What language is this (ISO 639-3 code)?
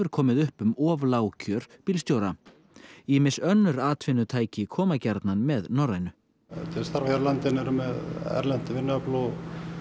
isl